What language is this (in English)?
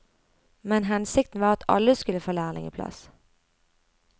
Norwegian